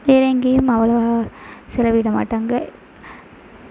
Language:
Tamil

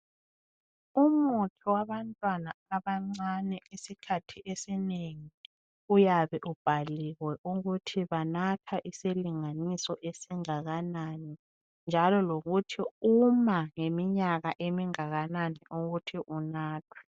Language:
North Ndebele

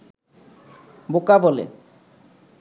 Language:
Bangla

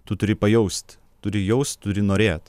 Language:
Lithuanian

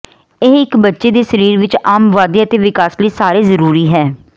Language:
Punjabi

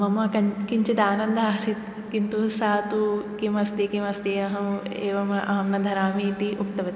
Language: Sanskrit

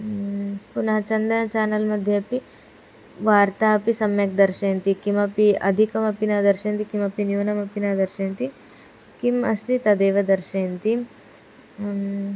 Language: Sanskrit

